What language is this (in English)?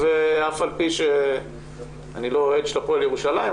Hebrew